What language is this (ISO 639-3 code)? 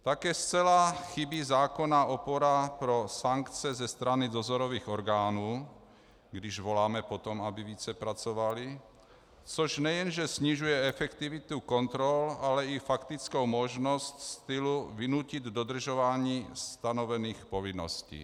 ces